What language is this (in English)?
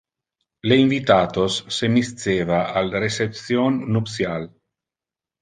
Interlingua